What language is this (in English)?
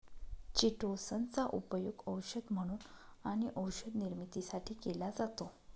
Marathi